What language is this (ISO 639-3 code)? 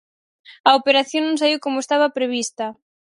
glg